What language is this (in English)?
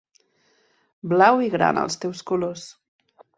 Catalan